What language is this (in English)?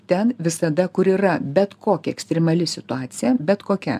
Lithuanian